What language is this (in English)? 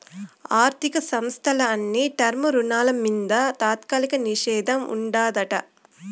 Telugu